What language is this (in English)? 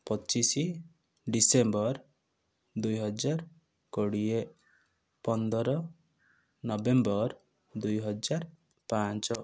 Odia